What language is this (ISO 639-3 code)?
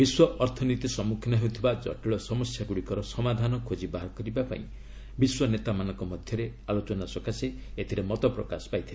ori